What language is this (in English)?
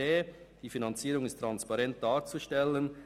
Swiss German